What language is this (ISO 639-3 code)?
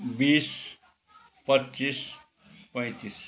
nep